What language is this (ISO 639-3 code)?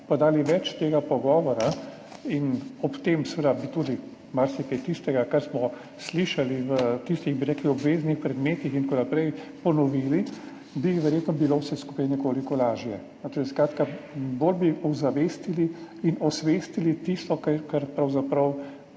slv